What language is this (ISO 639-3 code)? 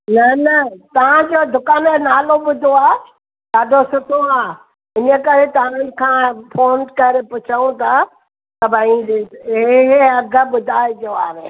snd